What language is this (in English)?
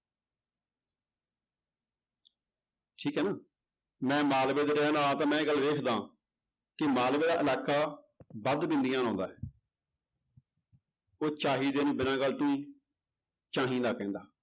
Punjabi